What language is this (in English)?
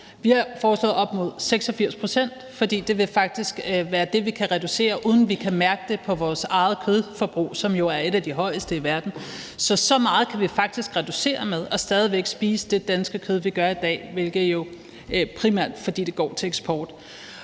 Danish